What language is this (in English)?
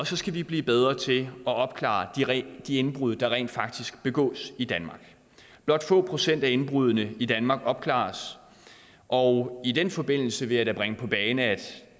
Danish